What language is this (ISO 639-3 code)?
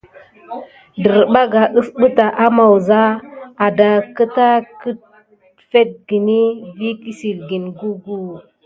gid